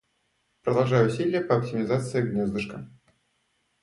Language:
Russian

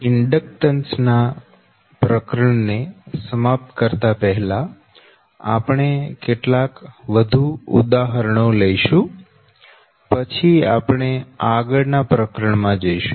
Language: Gujarati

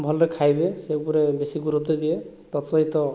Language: Odia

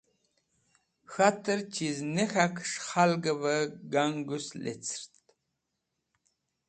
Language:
Wakhi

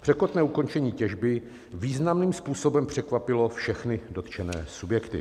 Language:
Czech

